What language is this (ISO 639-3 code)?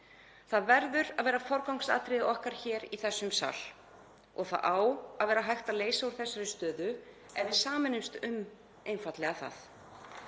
isl